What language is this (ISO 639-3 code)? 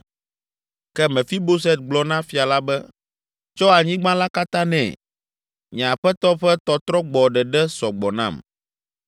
ewe